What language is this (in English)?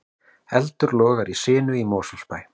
Icelandic